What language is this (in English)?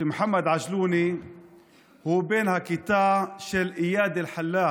Hebrew